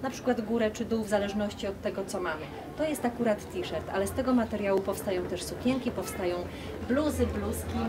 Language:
Polish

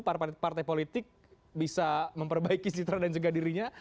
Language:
Indonesian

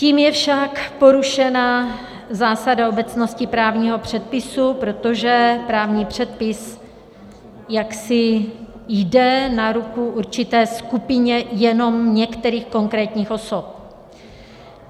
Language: Czech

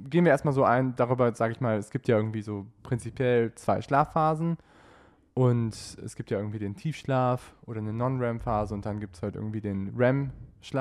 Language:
German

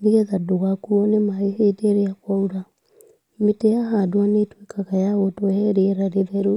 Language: Kikuyu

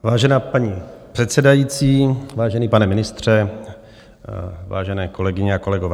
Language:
Czech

